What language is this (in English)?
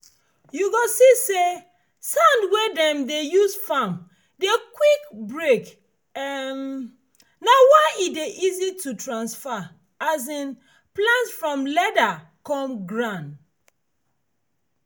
Nigerian Pidgin